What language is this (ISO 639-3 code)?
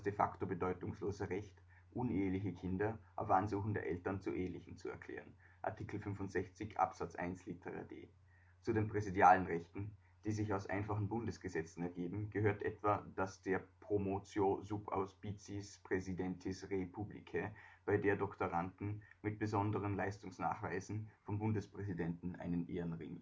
deu